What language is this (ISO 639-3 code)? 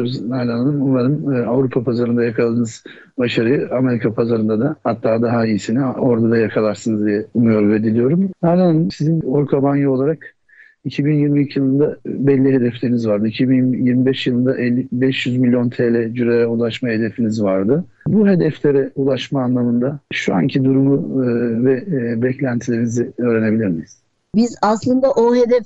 tur